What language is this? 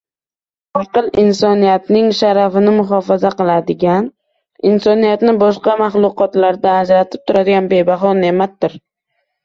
Uzbek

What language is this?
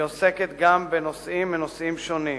Hebrew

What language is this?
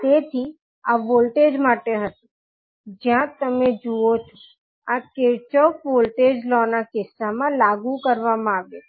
Gujarati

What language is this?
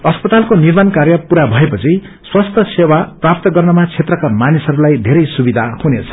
Nepali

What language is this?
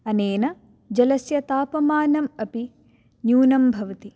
Sanskrit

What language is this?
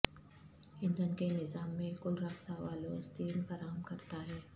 Urdu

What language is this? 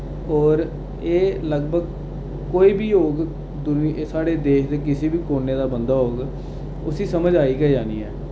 Dogri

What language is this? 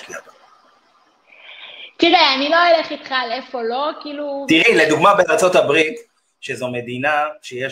Hebrew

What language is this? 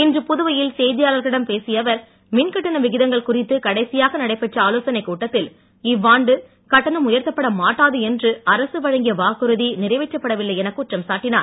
Tamil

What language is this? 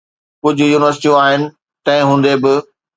Sindhi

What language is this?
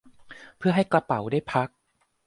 Thai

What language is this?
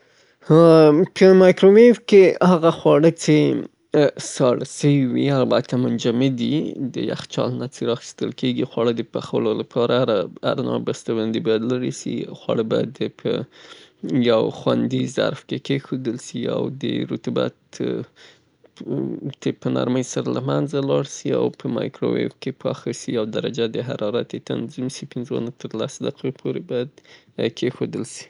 Southern Pashto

